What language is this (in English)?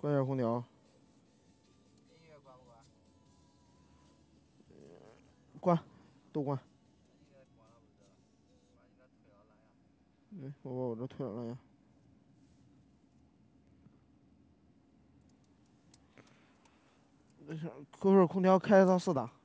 Chinese